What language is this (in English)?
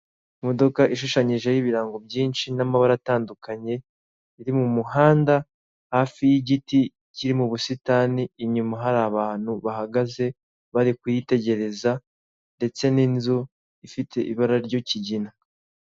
Kinyarwanda